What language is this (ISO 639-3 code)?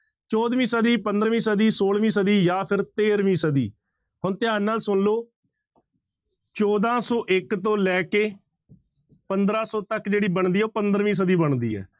pan